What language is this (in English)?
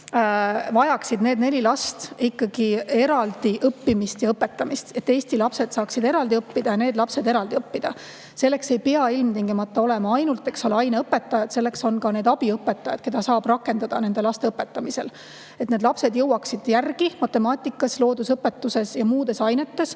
Estonian